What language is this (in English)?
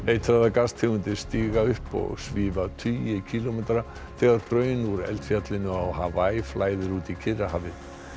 Icelandic